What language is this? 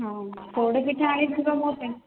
Odia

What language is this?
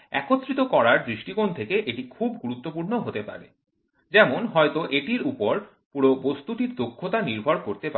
Bangla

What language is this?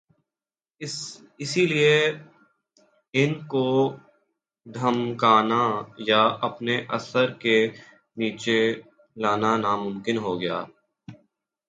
Urdu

